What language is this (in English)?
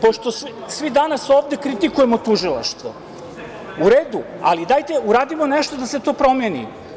Serbian